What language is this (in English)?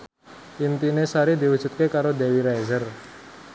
Javanese